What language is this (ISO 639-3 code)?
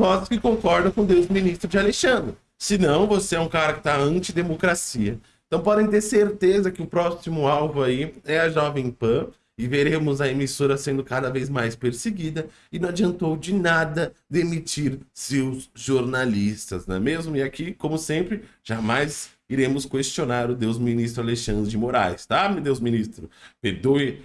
por